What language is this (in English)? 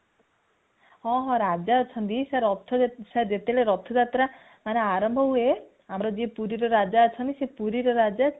Odia